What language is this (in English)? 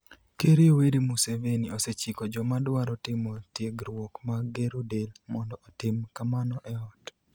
Luo (Kenya and Tanzania)